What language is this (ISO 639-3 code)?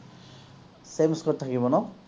asm